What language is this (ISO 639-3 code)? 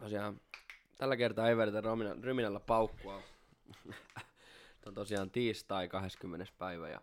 fin